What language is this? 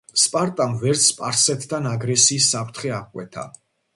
Georgian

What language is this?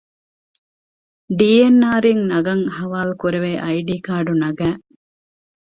Divehi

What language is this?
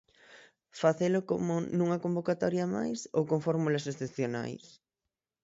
Galician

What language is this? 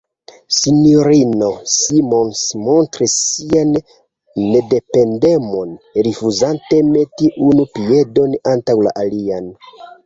Esperanto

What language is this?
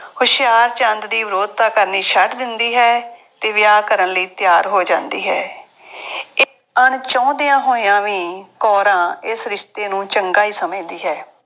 Punjabi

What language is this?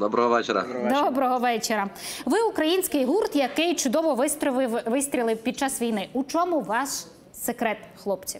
Ukrainian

